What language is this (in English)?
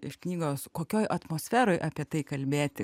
Lithuanian